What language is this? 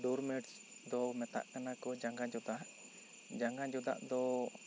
Santali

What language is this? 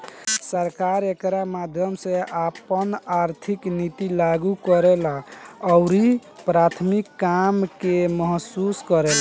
Bhojpuri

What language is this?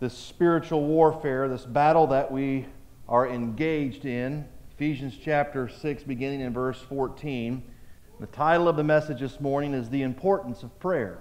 English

